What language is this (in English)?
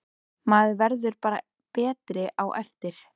Icelandic